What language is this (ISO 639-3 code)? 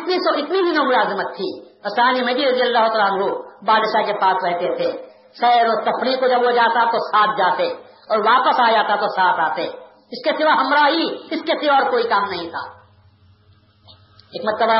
urd